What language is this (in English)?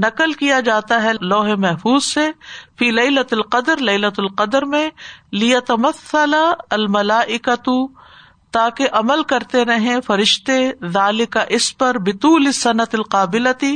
Urdu